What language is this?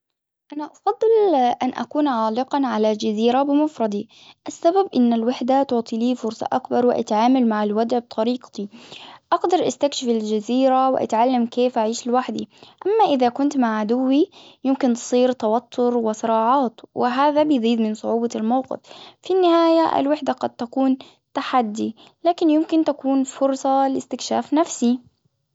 Hijazi Arabic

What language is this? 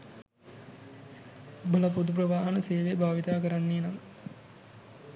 Sinhala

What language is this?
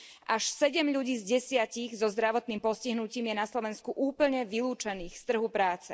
Slovak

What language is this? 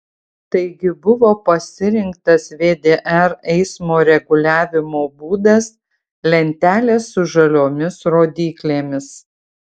Lithuanian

